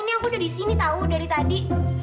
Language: Indonesian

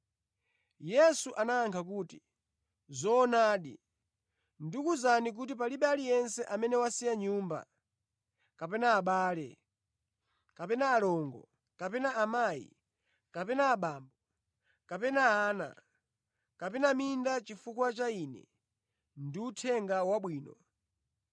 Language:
Nyanja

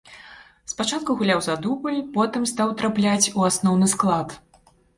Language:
Belarusian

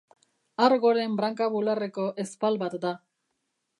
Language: Basque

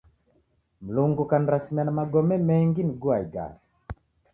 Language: Taita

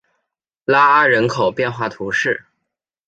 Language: Chinese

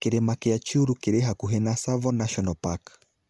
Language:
Kikuyu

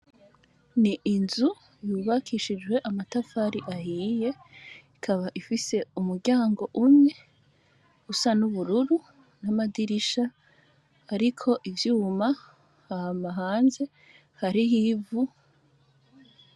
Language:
Rundi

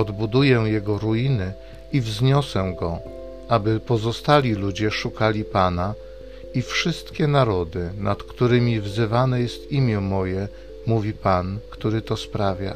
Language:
Polish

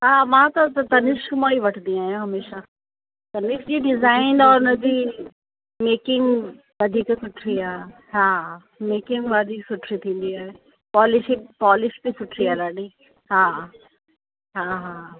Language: Sindhi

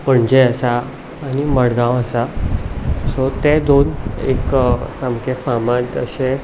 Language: Konkani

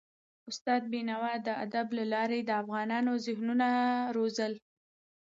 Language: Pashto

